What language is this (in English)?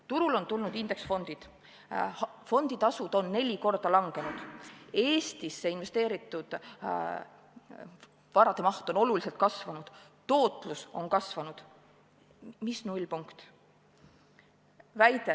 Estonian